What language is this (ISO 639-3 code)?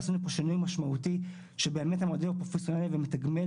heb